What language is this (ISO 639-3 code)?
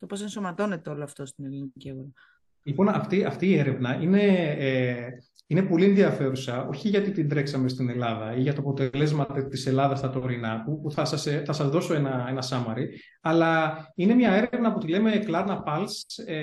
ell